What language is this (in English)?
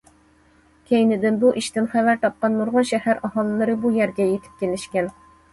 Uyghur